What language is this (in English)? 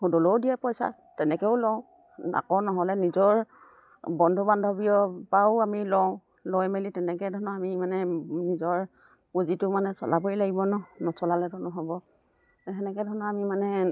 Assamese